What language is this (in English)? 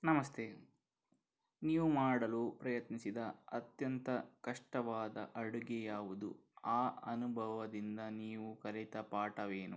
Kannada